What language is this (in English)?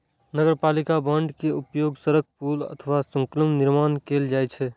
Maithili